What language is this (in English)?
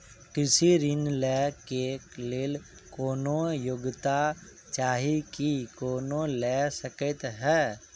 Maithili